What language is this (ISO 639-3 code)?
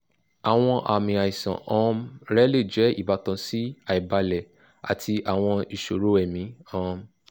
yor